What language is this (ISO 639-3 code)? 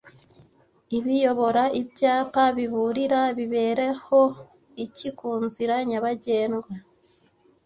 kin